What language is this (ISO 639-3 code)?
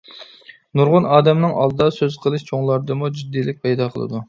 uig